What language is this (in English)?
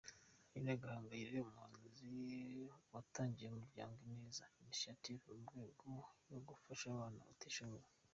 Kinyarwanda